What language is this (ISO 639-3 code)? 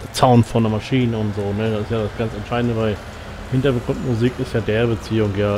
deu